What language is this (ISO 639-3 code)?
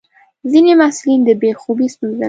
pus